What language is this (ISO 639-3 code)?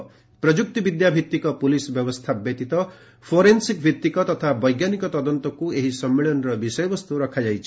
ori